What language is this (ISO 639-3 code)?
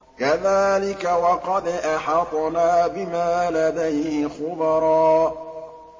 ara